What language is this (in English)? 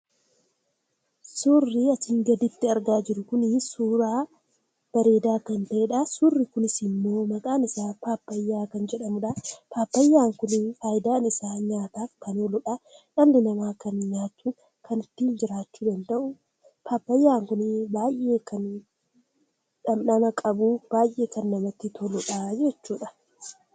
Oromo